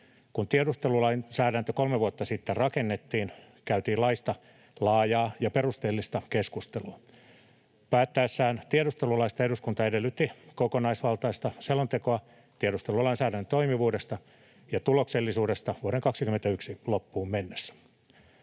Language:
Finnish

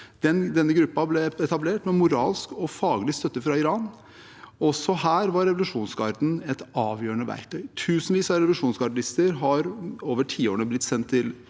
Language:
Norwegian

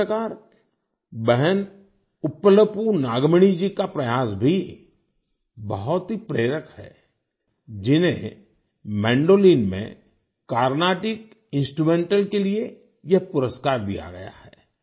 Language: Hindi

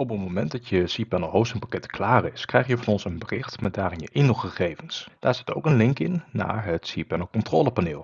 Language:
Dutch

